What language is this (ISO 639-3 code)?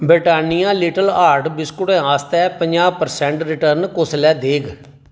doi